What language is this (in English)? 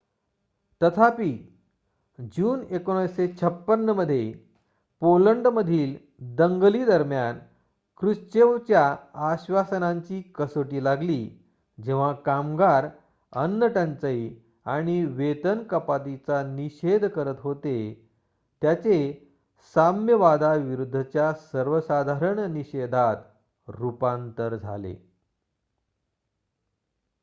Marathi